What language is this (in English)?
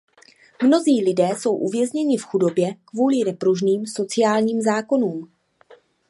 Czech